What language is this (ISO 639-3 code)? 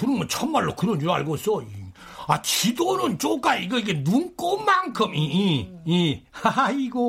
kor